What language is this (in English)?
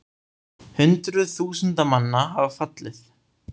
Icelandic